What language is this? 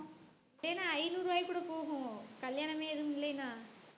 Tamil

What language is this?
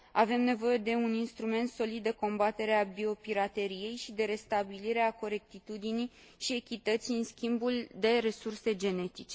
Romanian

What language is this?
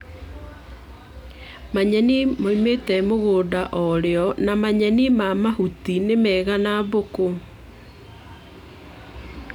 Kikuyu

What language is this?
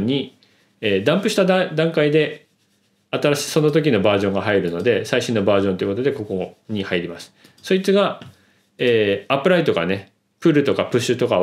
Japanese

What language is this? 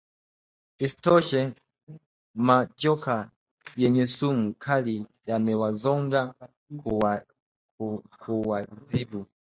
Swahili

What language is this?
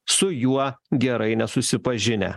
Lithuanian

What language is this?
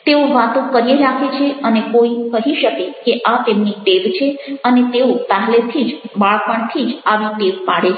Gujarati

